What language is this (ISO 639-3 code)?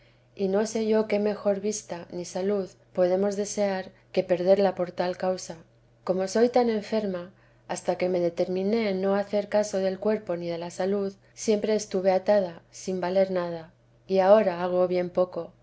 spa